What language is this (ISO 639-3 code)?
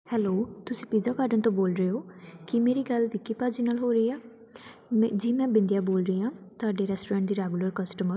pan